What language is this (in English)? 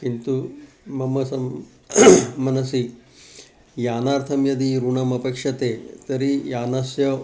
Sanskrit